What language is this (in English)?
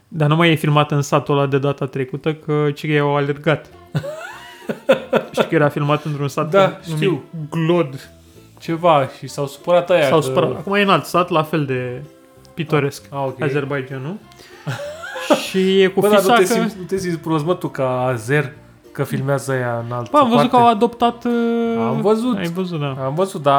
Romanian